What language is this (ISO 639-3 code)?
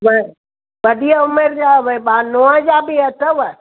snd